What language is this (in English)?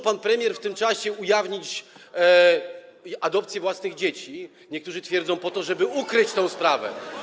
Polish